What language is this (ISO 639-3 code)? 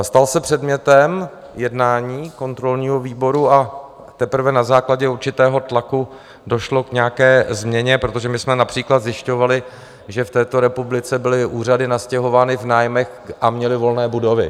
ces